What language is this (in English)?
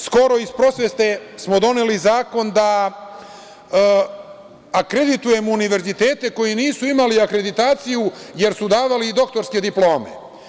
Serbian